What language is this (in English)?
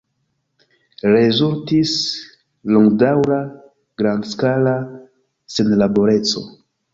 Esperanto